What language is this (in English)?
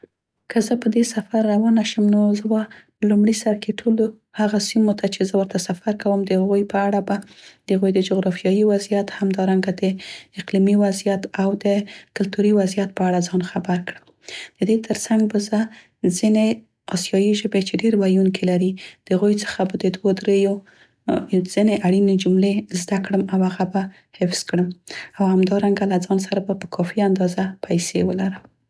Central Pashto